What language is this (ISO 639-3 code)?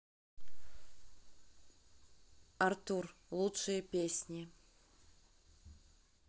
rus